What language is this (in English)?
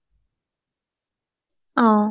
Assamese